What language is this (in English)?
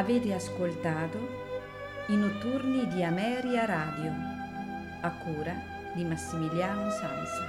Italian